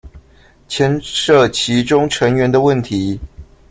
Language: Chinese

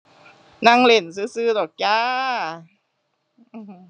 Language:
Thai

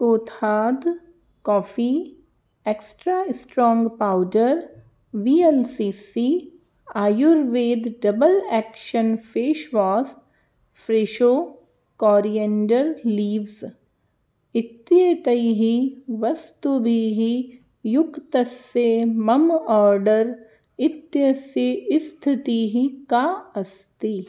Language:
Sanskrit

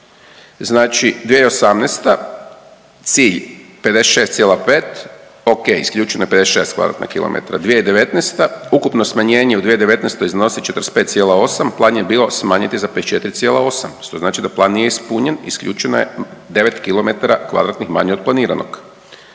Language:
Croatian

